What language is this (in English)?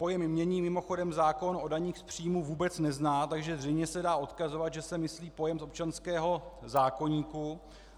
Czech